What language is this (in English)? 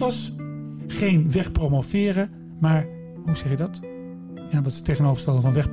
Dutch